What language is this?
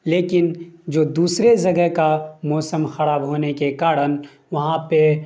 Urdu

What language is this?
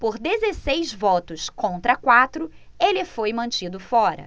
Portuguese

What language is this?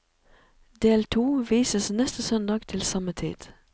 Norwegian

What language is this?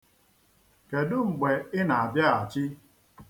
Igbo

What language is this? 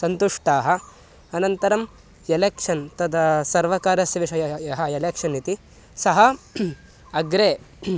Sanskrit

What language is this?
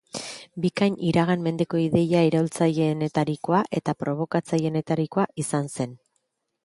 Basque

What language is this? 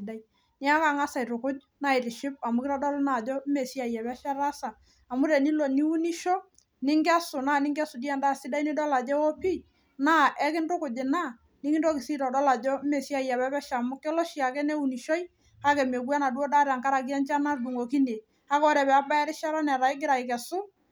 Masai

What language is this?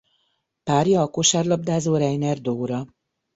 Hungarian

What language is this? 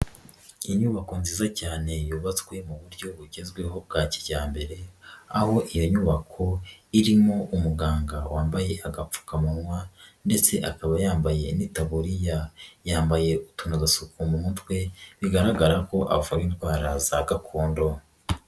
Kinyarwanda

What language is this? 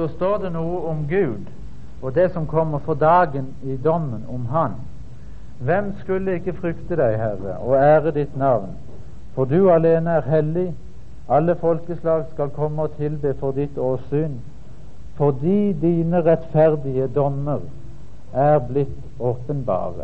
Danish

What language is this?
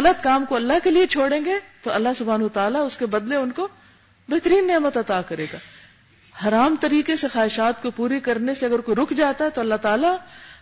Urdu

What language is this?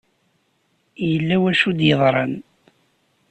Kabyle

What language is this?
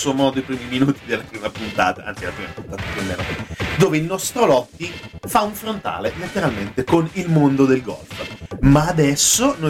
Italian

